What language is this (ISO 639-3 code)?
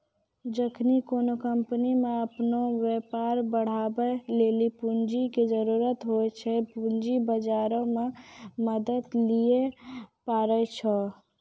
mai